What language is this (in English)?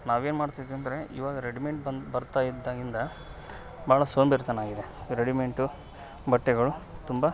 Kannada